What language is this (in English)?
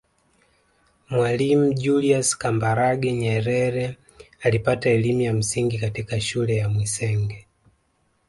Swahili